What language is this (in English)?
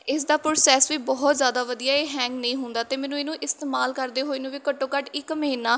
Punjabi